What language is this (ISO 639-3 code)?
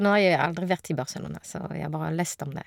nor